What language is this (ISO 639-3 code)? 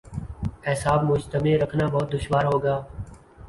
urd